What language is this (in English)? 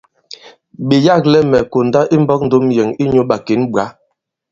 Bankon